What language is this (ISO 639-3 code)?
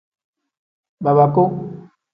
kdh